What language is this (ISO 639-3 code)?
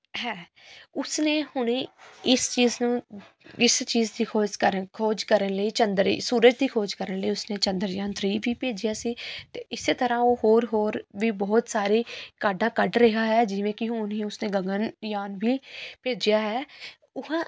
pan